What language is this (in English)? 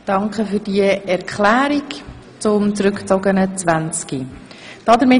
Swiss German